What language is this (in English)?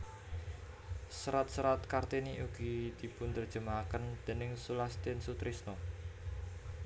Javanese